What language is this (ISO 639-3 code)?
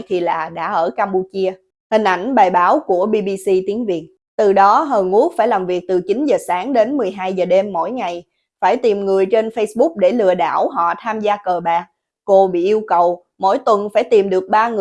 vie